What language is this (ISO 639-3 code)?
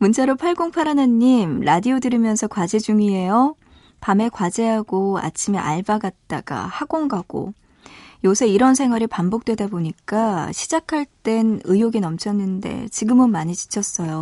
kor